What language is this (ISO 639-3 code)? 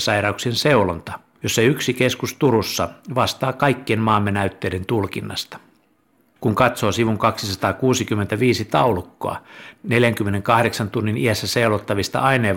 fin